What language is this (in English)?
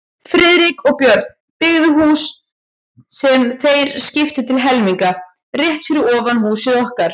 Icelandic